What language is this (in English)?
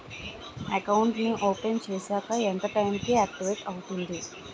Telugu